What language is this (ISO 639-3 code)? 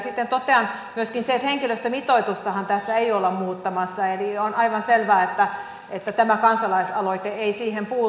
fin